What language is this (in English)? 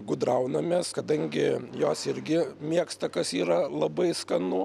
Lithuanian